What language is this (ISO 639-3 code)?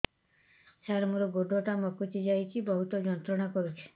ori